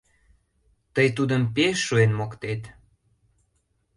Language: Mari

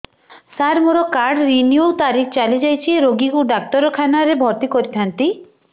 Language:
Odia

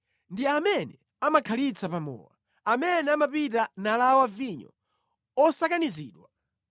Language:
Nyanja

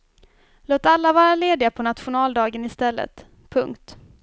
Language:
Swedish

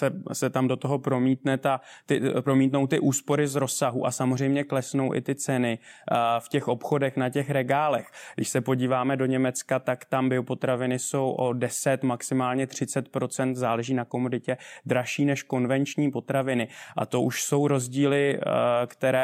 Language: Czech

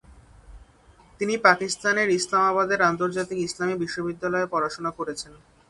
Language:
Bangla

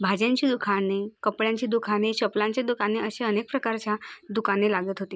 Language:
Marathi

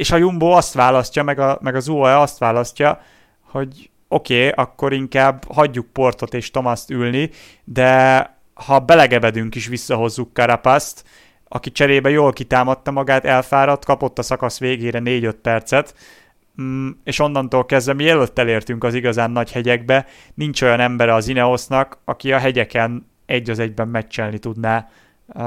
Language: Hungarian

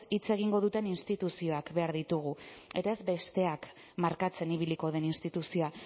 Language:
Basque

